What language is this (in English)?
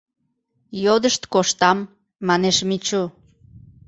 Mari